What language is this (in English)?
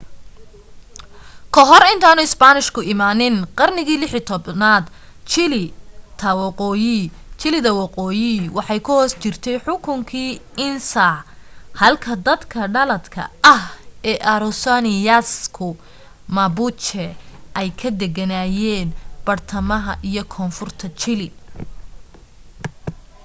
Somali